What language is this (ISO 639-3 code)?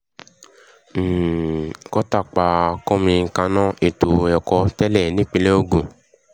yor